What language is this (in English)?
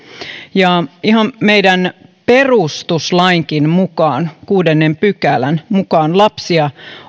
Finnish